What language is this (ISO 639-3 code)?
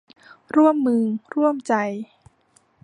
tha